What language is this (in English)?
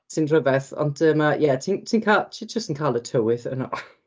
Welsh